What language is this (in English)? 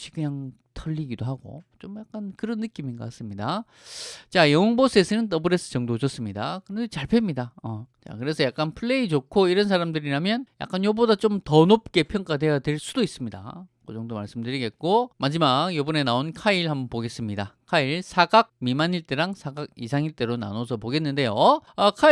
Korean